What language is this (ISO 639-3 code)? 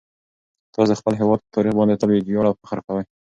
pus